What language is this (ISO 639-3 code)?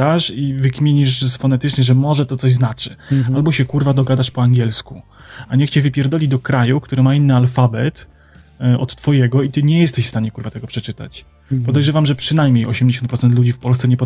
pol